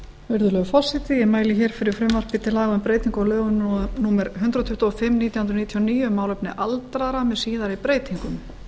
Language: Icelandic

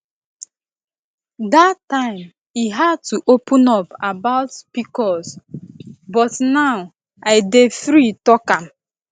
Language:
Nigerian Pidgin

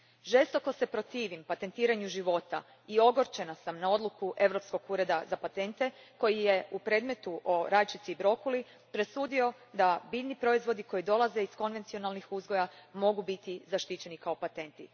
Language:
Croatian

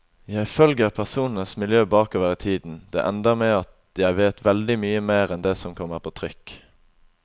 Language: Norwegian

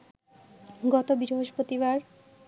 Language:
Bangla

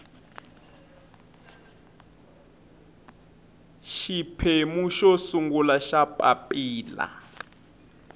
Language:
Tsonga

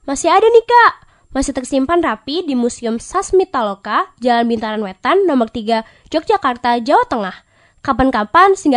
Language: Indonesian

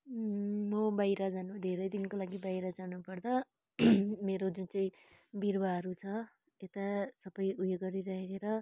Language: Nepali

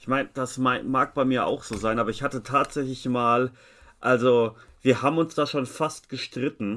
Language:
German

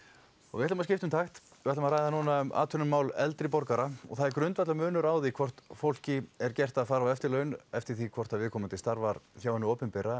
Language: Icelandic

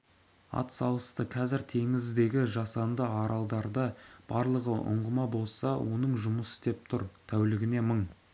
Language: Kazakh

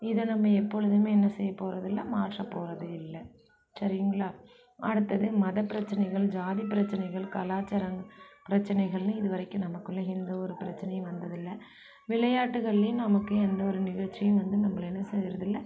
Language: Tamil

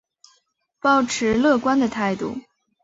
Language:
Chinese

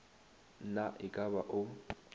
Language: Northern Sotho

